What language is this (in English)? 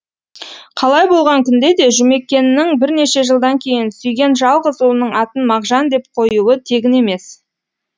Kazakh